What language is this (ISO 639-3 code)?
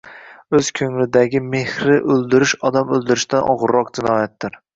uzb